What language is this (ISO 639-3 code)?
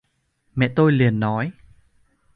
vie